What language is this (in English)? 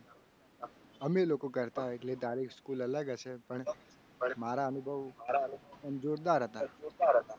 Gujarati